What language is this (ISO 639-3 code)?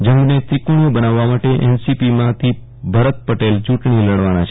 guj